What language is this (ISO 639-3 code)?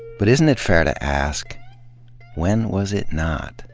eng